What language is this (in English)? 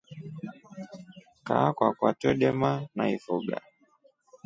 Rombo